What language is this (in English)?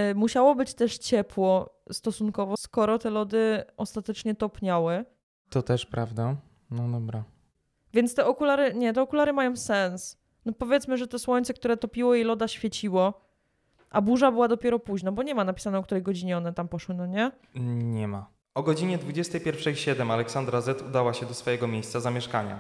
Polish